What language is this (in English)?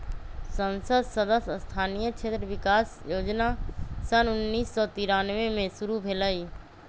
Magahi